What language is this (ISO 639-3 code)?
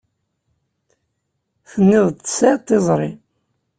kab